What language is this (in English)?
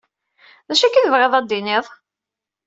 Kabyle